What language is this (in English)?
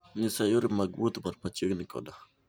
Luo (Kenya and Tanzania)